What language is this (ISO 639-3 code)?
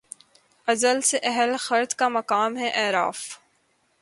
urd